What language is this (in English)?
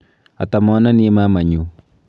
Kalenjin